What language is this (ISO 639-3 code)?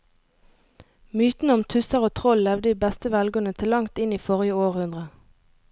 nor